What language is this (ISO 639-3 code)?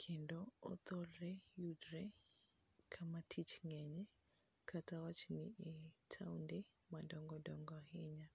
luo